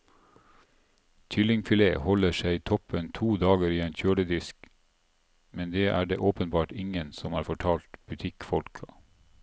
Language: Norwegian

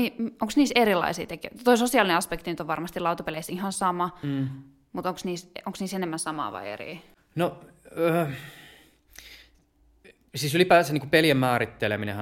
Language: Finnish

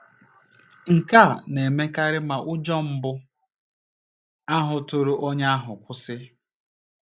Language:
Igbo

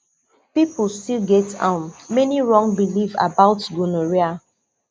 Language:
Nigerian Pidgin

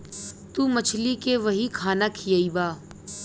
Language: Bhojpuri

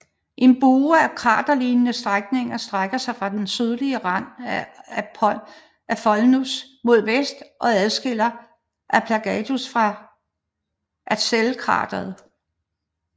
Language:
Danish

